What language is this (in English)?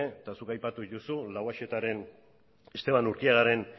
Basque